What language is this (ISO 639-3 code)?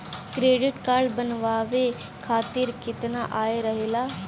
bho